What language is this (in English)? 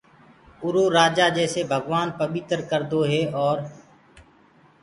Gurgula